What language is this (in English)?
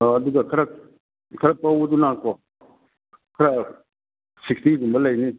Manipuri